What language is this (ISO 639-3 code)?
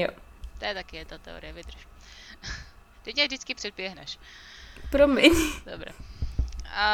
ces